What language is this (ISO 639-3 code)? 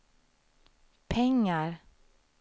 swe